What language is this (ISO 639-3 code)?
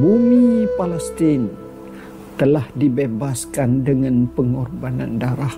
msa